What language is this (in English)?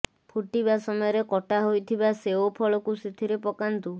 Odia